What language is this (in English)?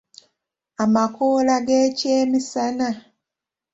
Ganda